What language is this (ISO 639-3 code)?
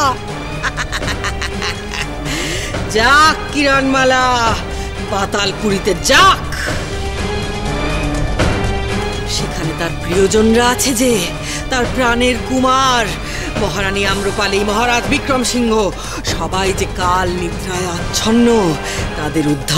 ron